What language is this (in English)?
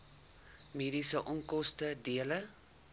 Afrikaans